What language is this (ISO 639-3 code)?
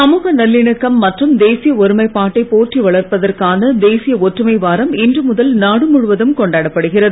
tam